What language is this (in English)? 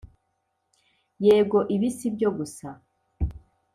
Kinyarwanda